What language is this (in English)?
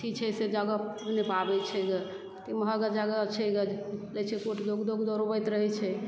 Maithili